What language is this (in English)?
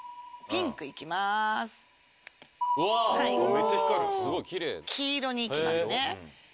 Japanese